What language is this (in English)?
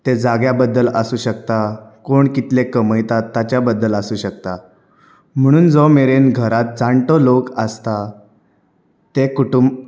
Konkani